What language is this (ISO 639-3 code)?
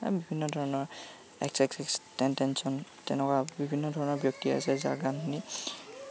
asm